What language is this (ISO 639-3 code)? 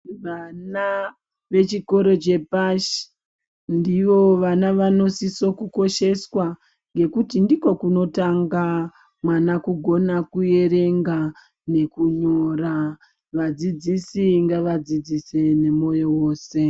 ndc